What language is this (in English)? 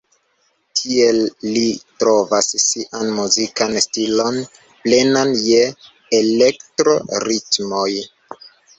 Esperanto